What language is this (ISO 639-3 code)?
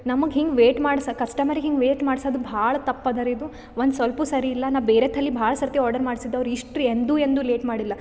kan